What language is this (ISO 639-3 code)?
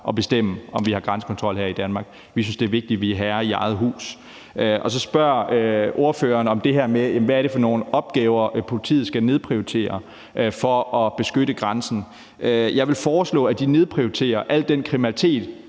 dan